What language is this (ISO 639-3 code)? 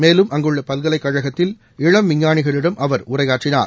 tam